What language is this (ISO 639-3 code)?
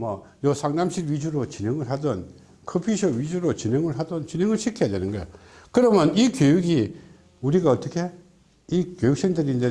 kor